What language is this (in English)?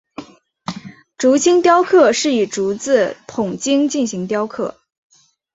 Chinese